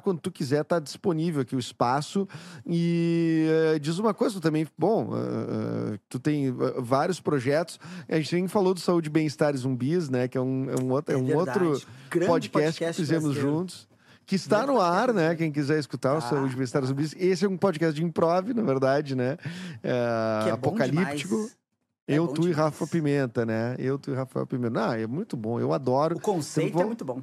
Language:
Portuguese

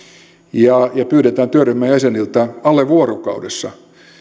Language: Finnish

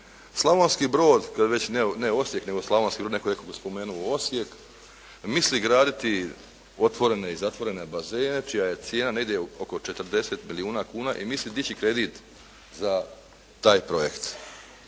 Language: Croatian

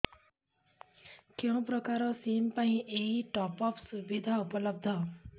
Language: Odia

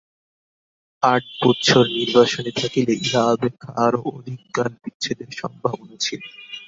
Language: Bangla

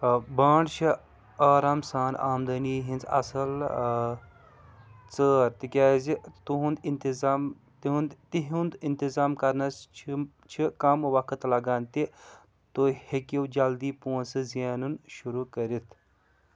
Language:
Kashmiri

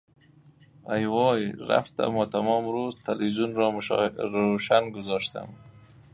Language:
Persian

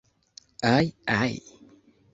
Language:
Esperanto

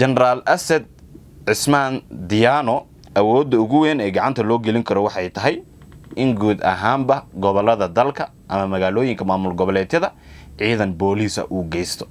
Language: Arabic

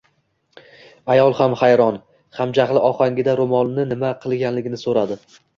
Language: Uzbek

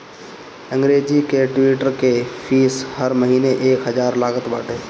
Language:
Bhojpuri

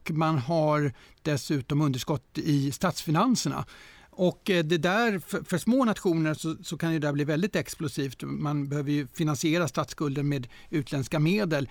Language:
Swedish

